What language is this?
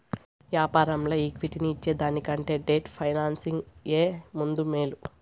Telugu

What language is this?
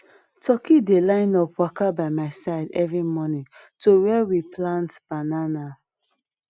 Nigerian Pidgin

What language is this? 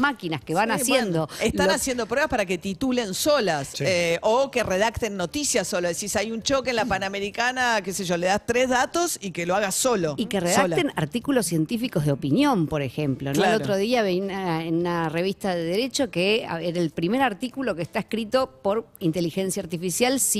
Spanish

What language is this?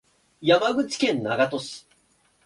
Japanese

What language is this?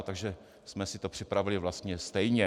Czech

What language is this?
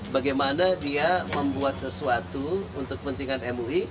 Indonesian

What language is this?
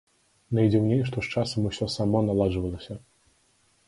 Belarusian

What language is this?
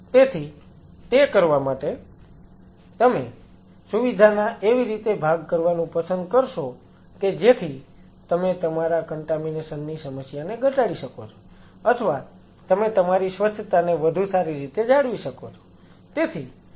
Gujarati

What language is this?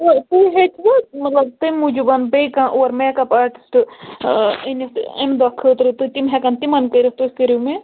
Kashmiri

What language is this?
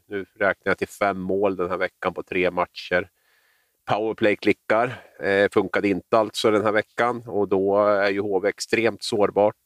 Swedish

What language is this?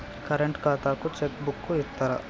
Telugu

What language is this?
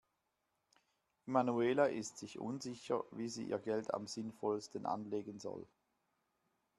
German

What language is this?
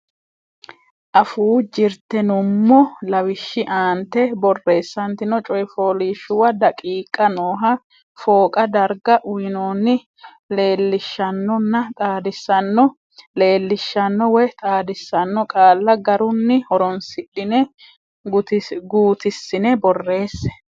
Sidamo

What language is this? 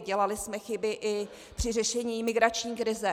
Czech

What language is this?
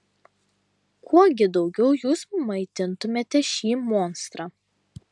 Lithuanian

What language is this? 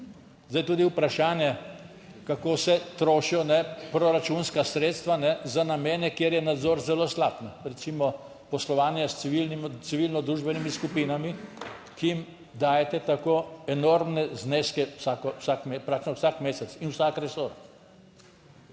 Slovenian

